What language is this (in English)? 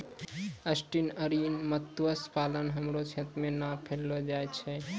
Maithili